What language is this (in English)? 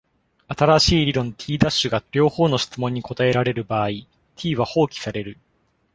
Japanese